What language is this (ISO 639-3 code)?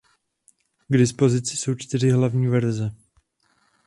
ces